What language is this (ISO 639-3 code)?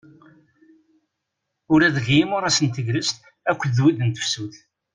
kab